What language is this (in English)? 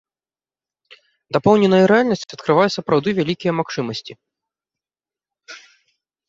Belarusian